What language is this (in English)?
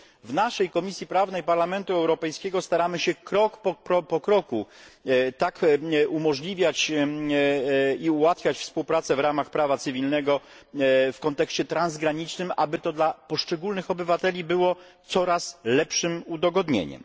Polish